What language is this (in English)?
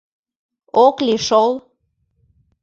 Mari